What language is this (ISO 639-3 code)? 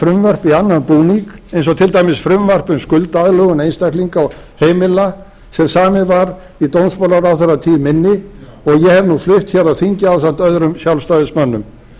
isl